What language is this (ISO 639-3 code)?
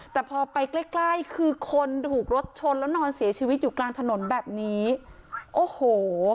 tha